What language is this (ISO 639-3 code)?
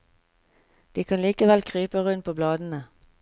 nor